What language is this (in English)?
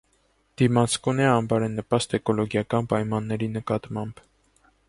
Armenian